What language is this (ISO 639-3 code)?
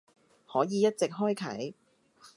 yue